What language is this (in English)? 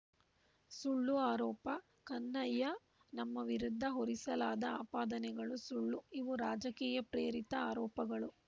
Kannada